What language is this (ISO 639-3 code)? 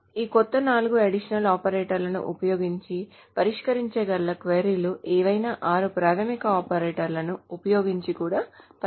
tel